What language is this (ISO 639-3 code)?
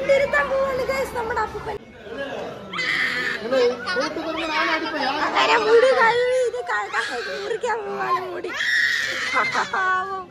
mal